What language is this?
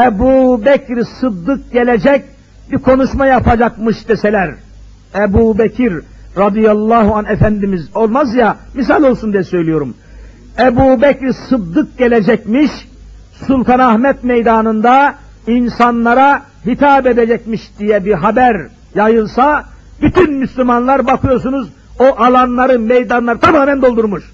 Turkish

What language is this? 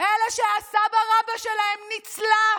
Hebrew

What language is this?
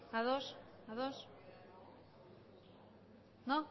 Basque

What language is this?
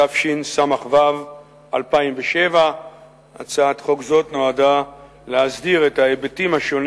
Hebrew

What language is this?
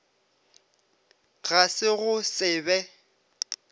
Northern Sotho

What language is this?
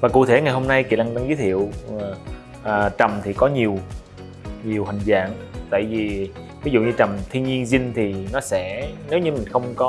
Vietnamese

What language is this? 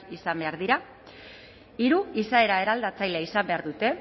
Basque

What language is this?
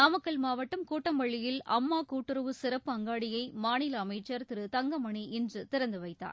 Tamil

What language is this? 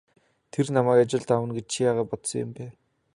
Mongolian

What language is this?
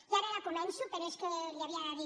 Catalan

